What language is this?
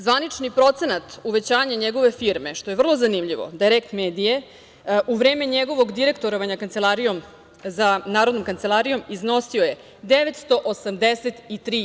Serbian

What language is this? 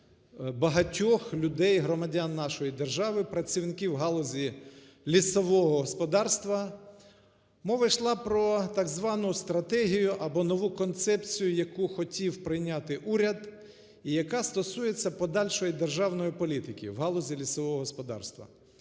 Ukrainian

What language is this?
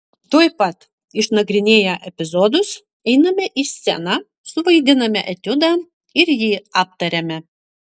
Lithuanian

